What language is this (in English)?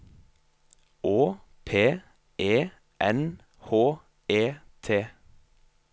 Norwegian